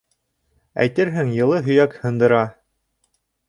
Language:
Bashkir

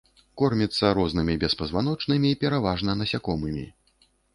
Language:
Belarusian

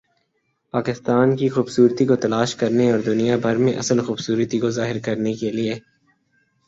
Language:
Urdu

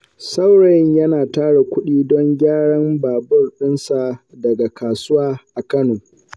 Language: Hausa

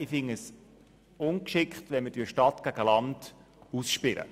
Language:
Swiss German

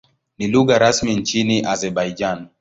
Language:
Swahili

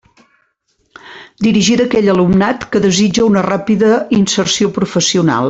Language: Catalan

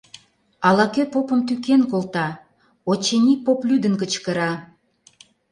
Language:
Mari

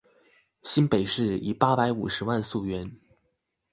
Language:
Chinese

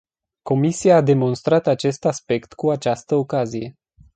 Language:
Romanian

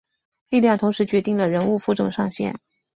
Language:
Chinese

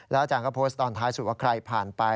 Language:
Thai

